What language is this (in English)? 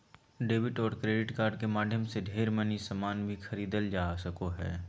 Magahi